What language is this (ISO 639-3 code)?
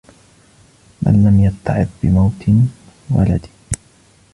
ara